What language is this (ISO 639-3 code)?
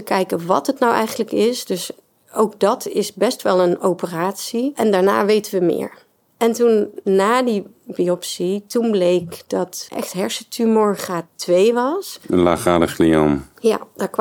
nld